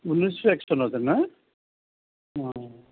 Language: Assamese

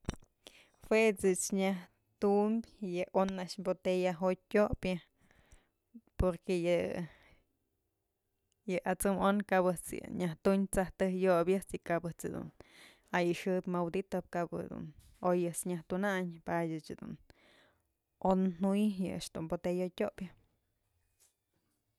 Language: Mazatlán Mixe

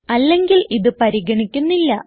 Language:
Malayalam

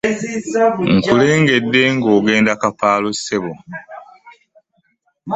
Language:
Ganda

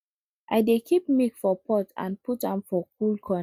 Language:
Nigerian Pidgin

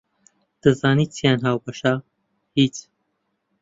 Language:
Central Kurdish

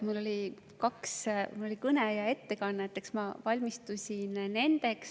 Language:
Estonian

